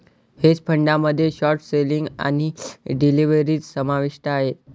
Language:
Marathi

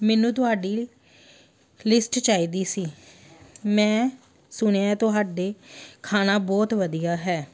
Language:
Punjabi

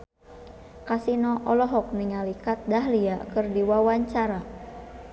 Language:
Sundanese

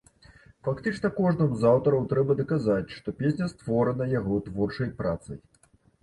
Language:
Belarusian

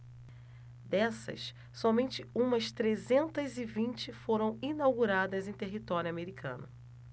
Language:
Portuguese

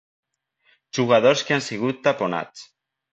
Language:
Catalan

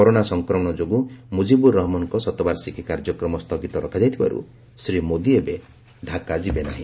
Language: Odia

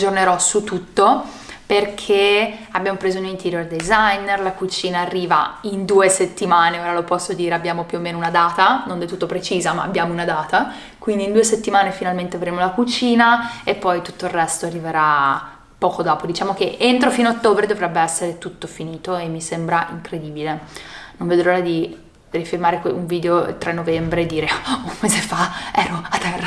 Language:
Italian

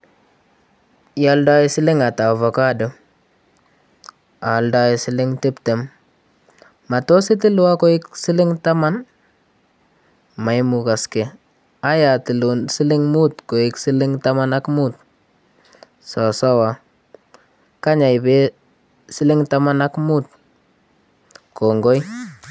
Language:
Kalenjin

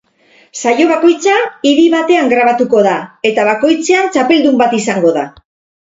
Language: Basque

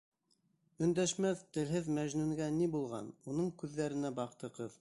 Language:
Bashkir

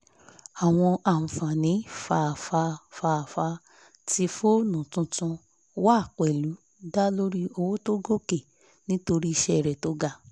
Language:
Yoruba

